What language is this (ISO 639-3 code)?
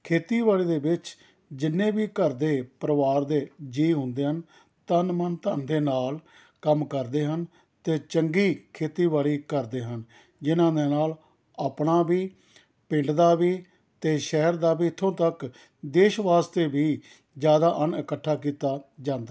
pan